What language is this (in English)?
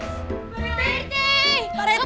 Indonesian